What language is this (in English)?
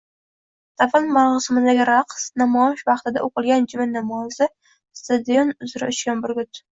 Uzbek